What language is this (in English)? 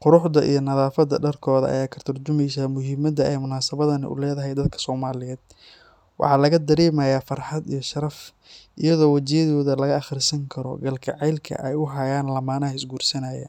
Somali